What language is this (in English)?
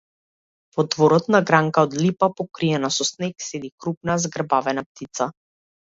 Macedonian